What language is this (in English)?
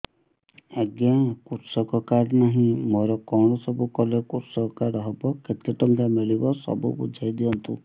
Odia